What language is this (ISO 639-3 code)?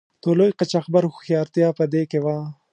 pus